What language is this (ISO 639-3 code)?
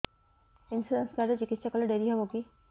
ori